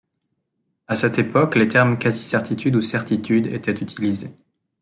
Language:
French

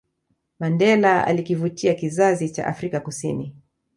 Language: Swahili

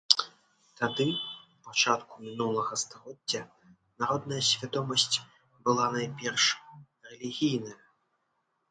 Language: Belarusian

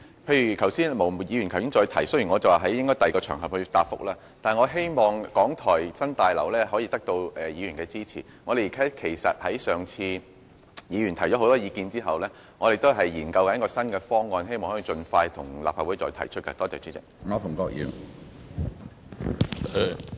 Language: Cantonese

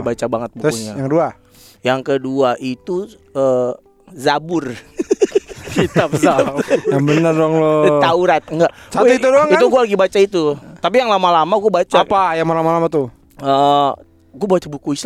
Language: Indonesian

